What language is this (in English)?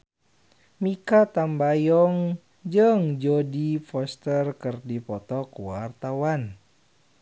Sundanese